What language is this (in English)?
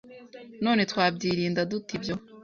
Kinyarwanda